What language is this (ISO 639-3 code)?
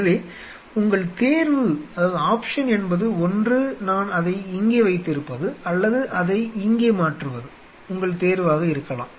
tam